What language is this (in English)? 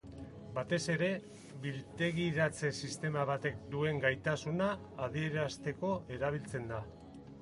Basque